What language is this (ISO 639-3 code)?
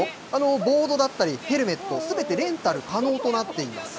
jpn